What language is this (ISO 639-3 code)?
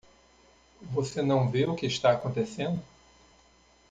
por